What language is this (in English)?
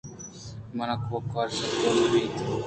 Eastern Balochi